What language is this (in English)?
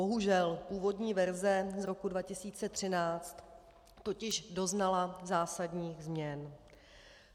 Czech